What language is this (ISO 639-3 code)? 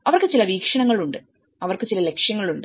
mal